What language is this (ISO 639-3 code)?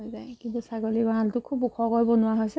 asm